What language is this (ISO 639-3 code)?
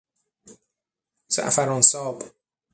fas